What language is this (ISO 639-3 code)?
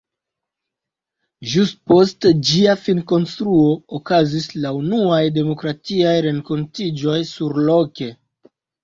epo